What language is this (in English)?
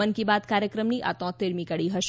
Gujarati